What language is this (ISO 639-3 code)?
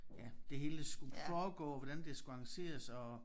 dan